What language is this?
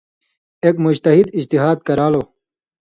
Indus Kohistani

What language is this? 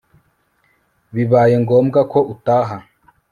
Kinyarwanda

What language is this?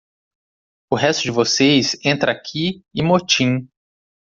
Portuguese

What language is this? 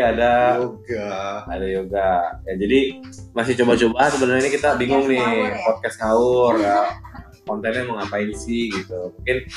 Indonesian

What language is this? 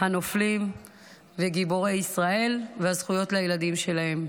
Hebrew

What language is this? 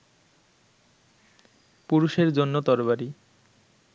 Bangla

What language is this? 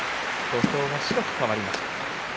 Japanese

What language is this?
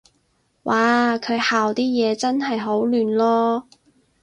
Cantonese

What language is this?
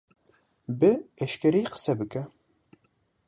Kurdish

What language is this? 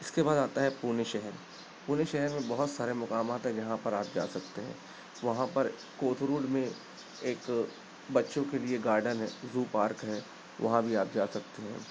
Urdu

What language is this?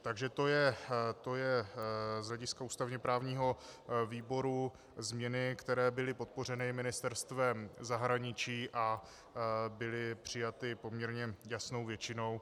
Czech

